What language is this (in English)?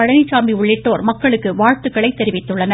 Tamil